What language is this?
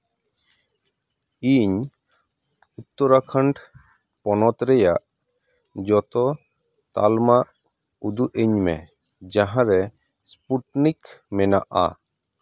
Santali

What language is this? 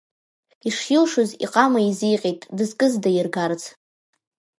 Abkhazian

